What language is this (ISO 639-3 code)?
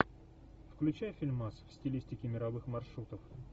rus